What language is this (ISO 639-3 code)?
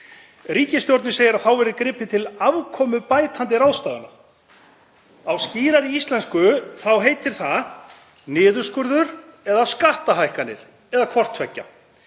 isl